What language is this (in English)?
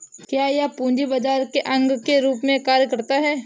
Hindi